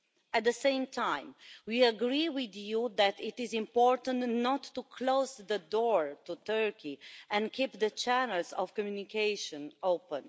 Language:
English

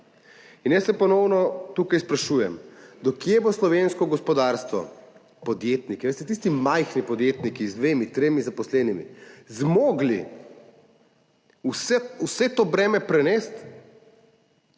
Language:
Slovenian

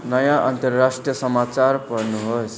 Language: Nepali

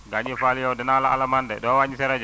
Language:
Wolof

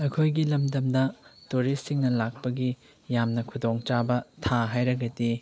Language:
Manipuri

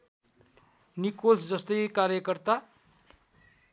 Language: Nepali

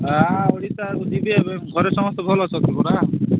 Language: Odia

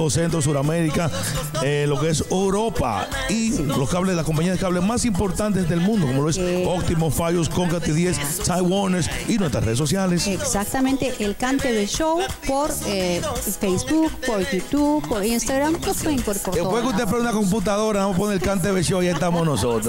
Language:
Spanish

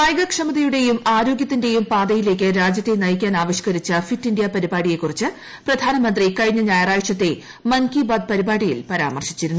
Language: Malayalam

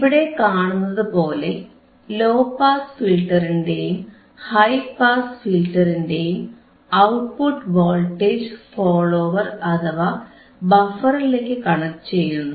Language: Malayalam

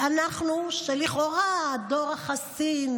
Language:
Hebrew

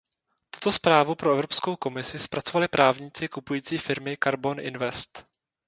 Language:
Czech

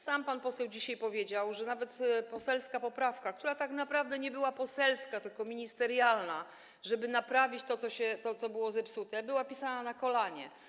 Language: Polish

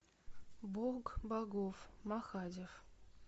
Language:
Russian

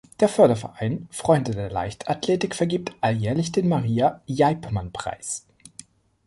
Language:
German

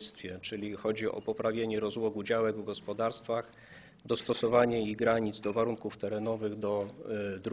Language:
Polish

